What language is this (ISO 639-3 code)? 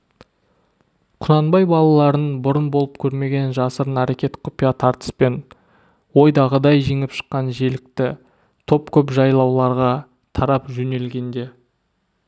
kaz